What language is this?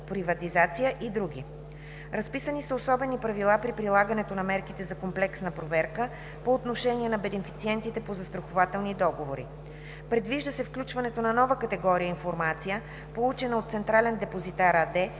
Bulgarian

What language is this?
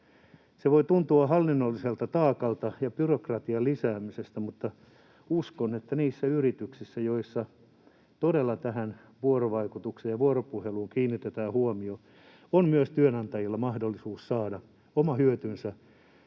Finnish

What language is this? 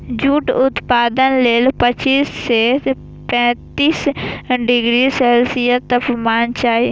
Maithili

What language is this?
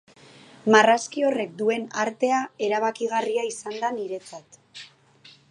Basque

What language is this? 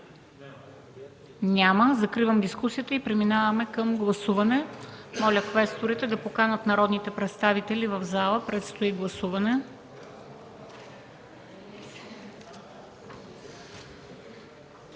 Bulgarian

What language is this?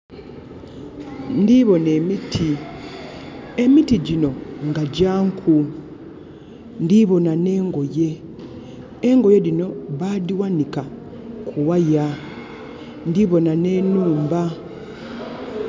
Soga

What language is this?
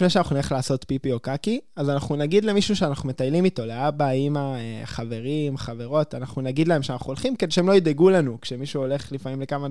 Hebrew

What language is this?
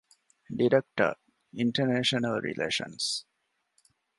Divehi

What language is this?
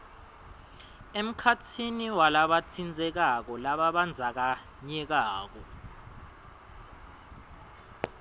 Swati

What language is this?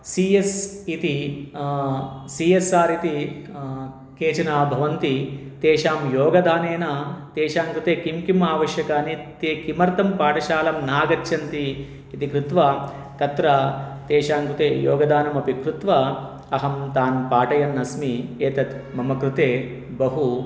Sanskrit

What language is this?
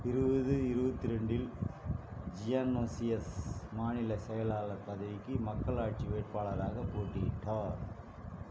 Tamil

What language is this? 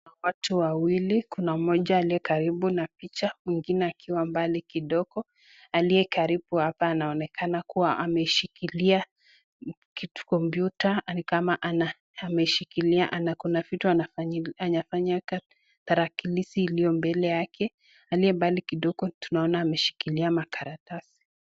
Swahili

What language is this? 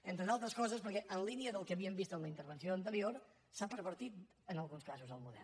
Catalan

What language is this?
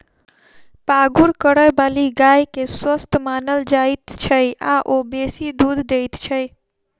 Maithili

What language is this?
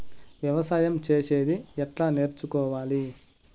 Telugu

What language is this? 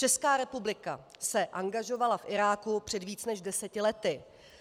Czech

